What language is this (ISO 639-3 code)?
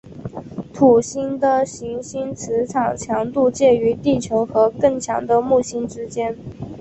zho